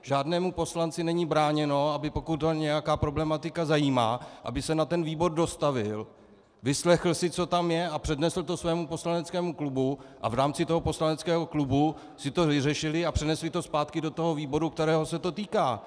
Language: Czech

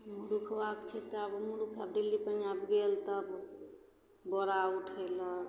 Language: Maithili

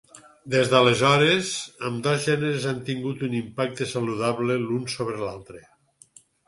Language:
Catalan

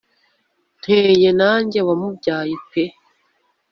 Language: Kinyarwanda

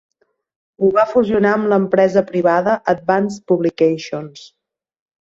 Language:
Catalan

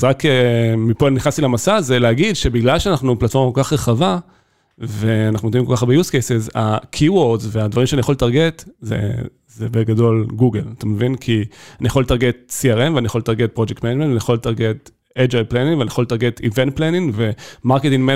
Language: Hebrew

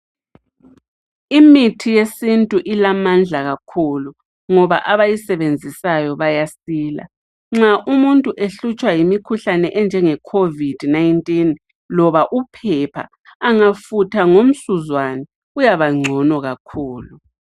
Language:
North Ndebele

